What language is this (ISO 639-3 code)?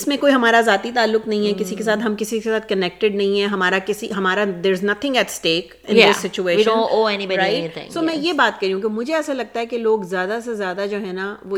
urd